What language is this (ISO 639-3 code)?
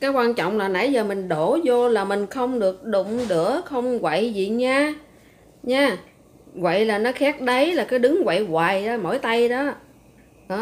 vie